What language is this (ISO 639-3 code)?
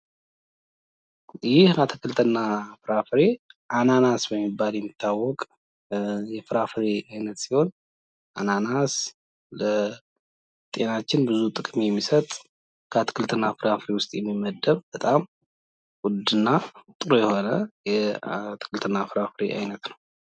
amh